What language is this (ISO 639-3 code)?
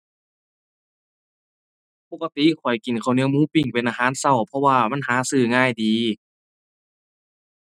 tha